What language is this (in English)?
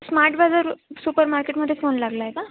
Marathi